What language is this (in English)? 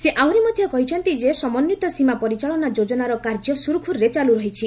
Odia